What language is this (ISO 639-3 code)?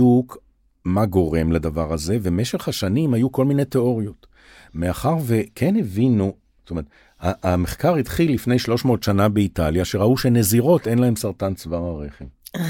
heb